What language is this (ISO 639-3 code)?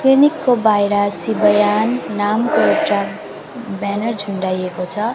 nep